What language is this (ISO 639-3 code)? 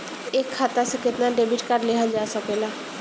bho